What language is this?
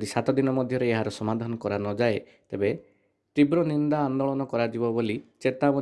Italian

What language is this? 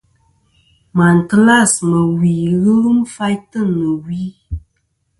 Kom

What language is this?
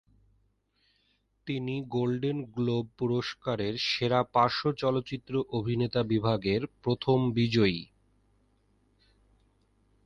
Bangla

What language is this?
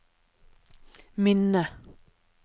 Norwegian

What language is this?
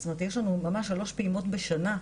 Hebrew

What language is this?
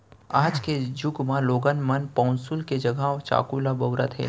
Chhattisgarhi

